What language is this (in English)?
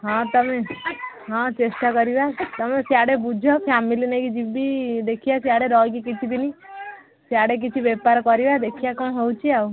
Odia